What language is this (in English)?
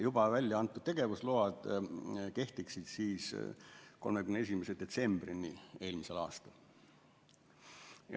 Estonian